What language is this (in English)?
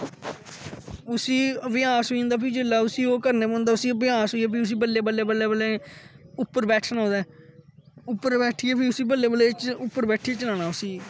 Dogri